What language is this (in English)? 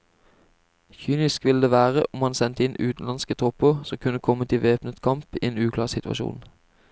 Norwegian